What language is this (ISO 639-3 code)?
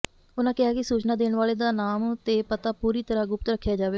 pan